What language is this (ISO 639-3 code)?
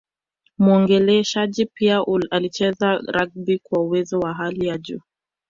swa